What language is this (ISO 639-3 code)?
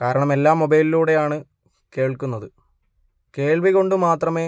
mal